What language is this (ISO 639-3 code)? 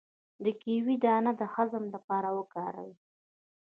pus